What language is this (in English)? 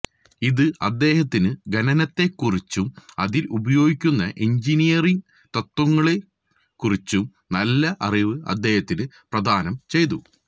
Malayalam